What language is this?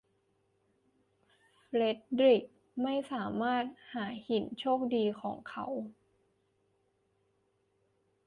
Thai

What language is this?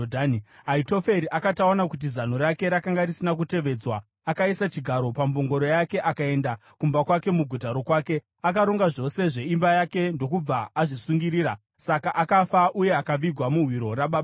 Shona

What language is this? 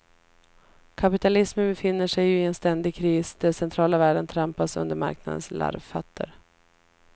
Swedish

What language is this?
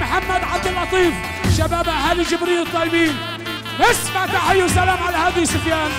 Arabic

